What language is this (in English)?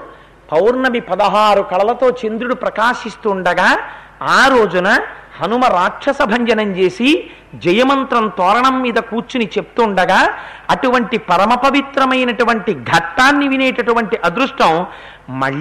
Telugu